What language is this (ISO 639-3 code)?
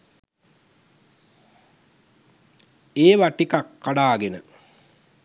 sin